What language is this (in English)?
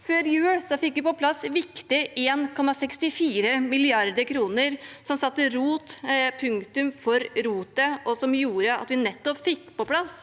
Norwegian